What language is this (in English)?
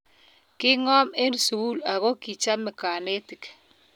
Kalenjin